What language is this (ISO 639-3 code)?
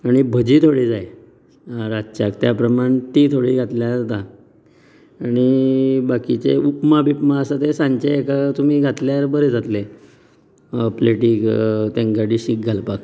kok